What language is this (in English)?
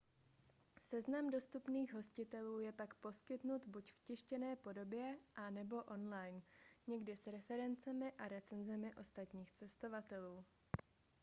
Czech